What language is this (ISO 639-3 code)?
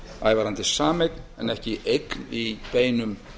isl